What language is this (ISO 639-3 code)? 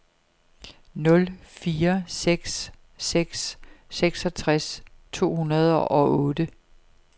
dan